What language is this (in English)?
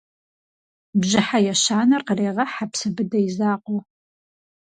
Kabardian